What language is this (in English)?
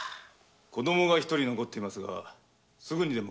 Japanese